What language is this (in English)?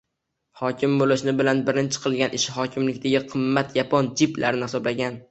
Uzbek